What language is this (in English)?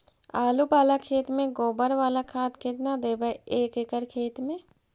Magahi